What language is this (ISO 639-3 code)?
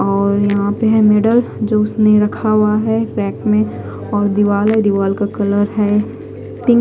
hin